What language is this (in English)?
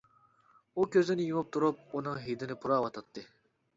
Uyghur